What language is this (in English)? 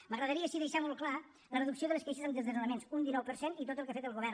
Catalan